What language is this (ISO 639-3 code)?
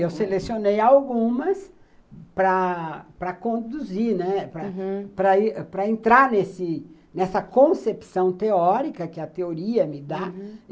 por